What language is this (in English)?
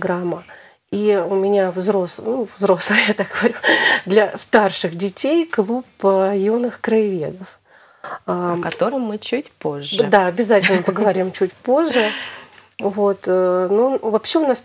Russian